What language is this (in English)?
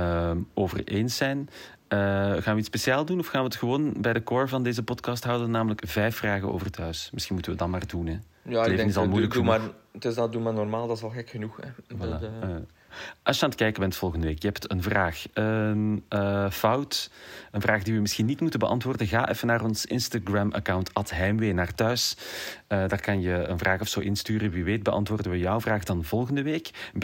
Dutch